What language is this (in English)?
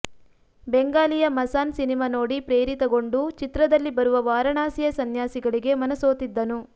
Kannada